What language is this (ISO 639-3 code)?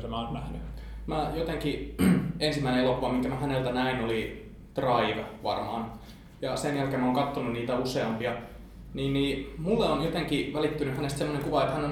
fin